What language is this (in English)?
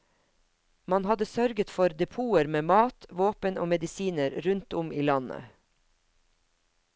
Norwegian